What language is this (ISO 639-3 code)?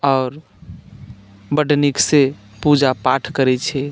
mai